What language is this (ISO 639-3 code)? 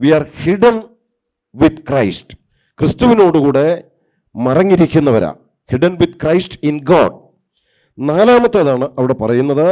tur